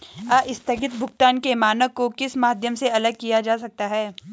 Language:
Hindi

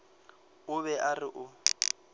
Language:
Northern Sotho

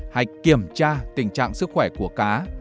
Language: Vietnamese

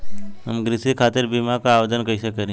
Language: Bhojpuri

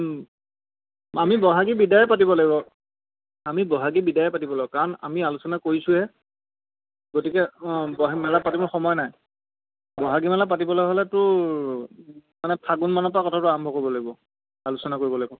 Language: Assamese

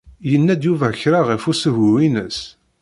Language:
Kabyle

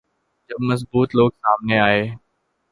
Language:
Urdu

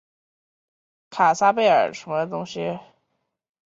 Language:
Chinese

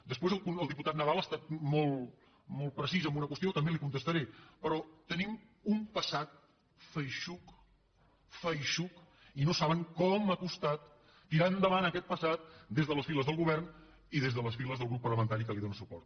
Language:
Catalan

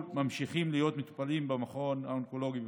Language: Hebrew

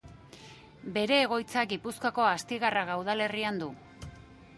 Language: Basque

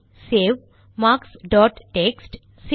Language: Tamil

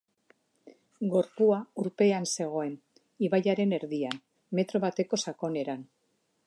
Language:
Basque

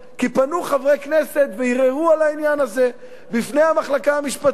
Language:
Hebrew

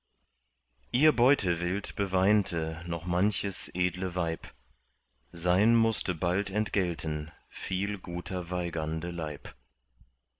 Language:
German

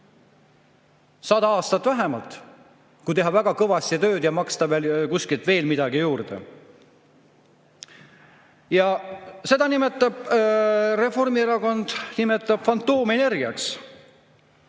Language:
Estonian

